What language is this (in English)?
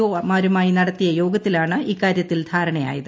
Malayalam